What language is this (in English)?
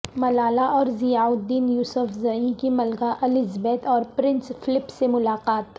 Urdu